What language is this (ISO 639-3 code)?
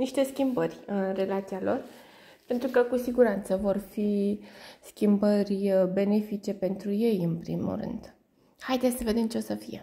ron